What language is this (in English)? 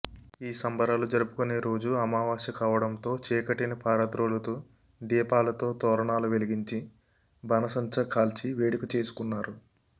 Telugu